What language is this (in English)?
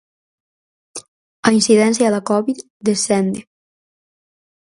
Galician